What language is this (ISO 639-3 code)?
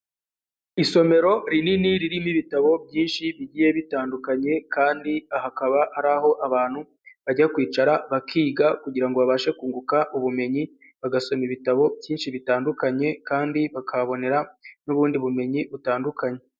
kin